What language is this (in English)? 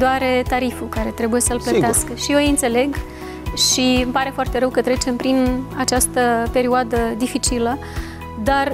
Romanian